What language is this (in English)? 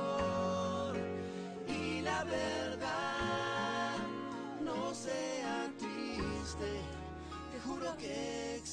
Spanish